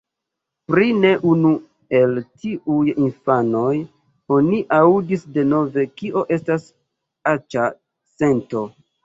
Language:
Esperanto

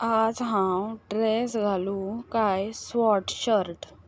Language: Konkani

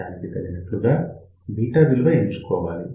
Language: Telugu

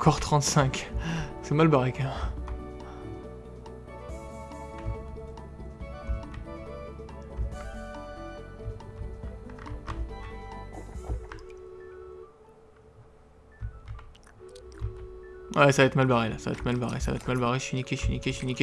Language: French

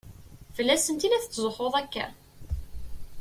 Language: Kabyle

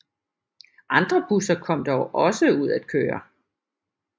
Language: Danish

